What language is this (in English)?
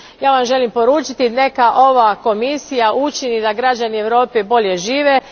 Croatian